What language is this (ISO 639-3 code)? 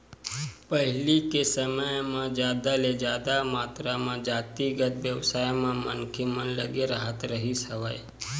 hne